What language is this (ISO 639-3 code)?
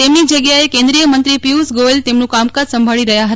guj